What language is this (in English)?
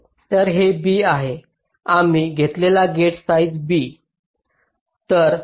Marathi